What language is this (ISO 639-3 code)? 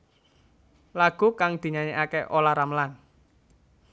jav